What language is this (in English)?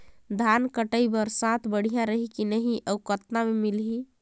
Chhattisgarhi